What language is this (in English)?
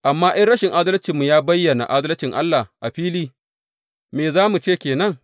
Hausa